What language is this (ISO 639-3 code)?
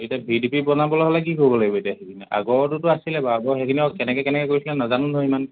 asm